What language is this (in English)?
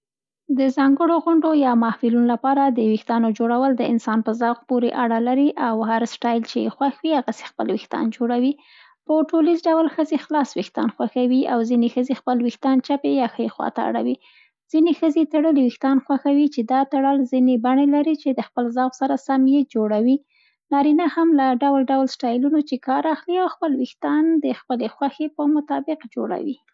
Central Pashto